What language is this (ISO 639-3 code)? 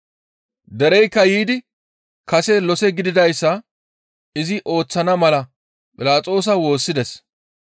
gmv